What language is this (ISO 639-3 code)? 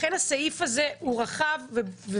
heb